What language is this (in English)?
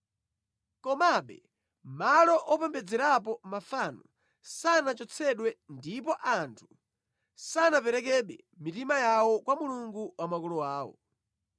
Nyanja